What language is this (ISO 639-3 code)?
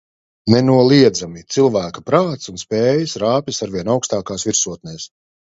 lav